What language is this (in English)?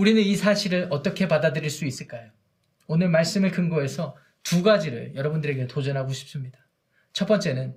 Korean